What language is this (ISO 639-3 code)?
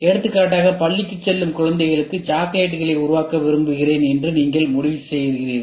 tam